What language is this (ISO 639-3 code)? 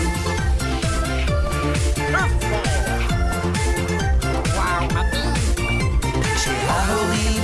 heb